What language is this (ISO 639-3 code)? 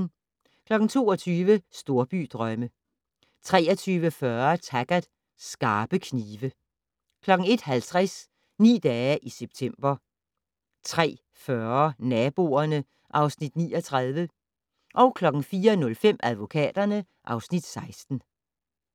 dan